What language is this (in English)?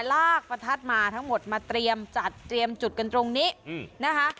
Thai